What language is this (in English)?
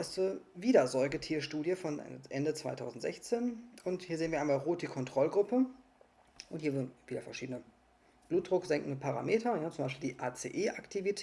German